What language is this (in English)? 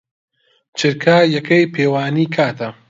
Central Kurdish